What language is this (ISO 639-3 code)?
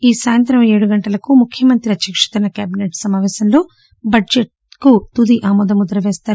tel